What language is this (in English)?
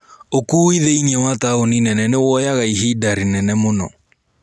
Kikuyu